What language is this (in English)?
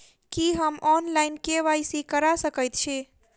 Maithili